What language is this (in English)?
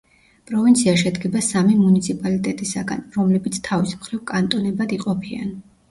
Georgian